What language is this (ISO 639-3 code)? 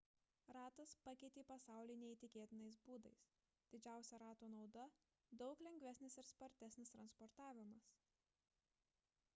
lit